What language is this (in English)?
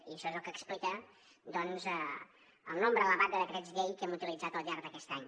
Catalan